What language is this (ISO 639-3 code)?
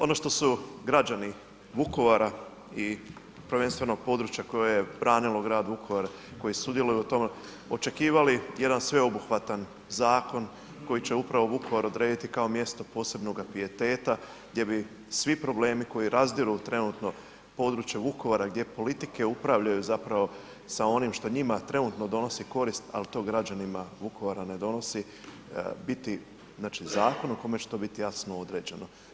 hrv